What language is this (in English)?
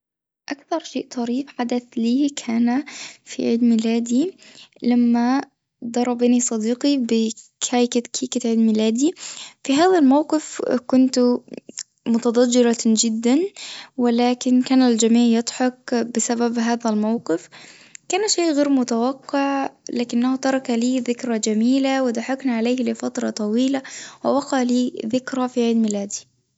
Tunisian Arabic